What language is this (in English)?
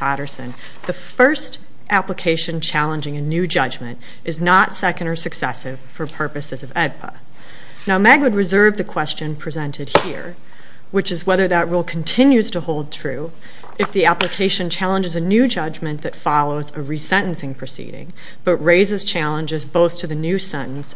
English